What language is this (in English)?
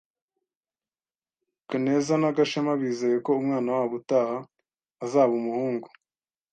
Kinyarwanda